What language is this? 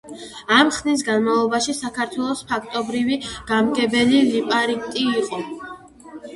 Georgian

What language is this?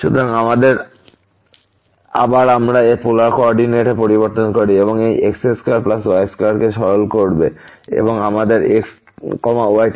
Bangla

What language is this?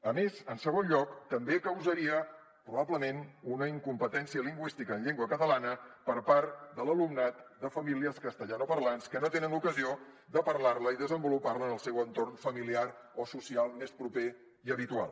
Catalan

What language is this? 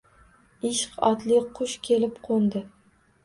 Uzbek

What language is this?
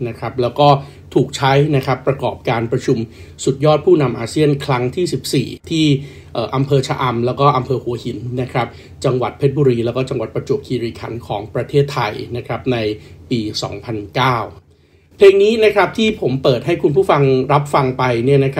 Thai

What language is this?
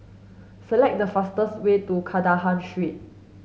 English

